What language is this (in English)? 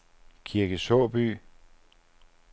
Danish